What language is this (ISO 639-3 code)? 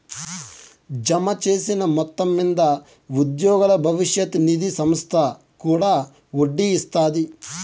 tel